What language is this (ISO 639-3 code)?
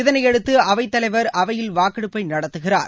tam